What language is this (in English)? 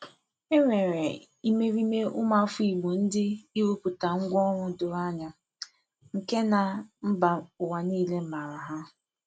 Igbo